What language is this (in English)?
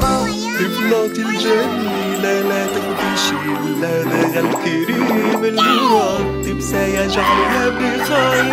Arabic